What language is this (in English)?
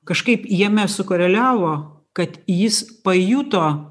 Lithuanian